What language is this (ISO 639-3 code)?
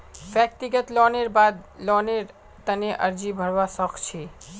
mag